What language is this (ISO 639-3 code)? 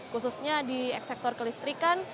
ind